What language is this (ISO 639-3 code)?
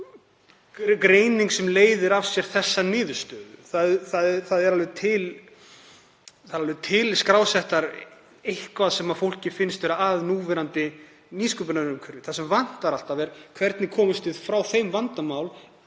isl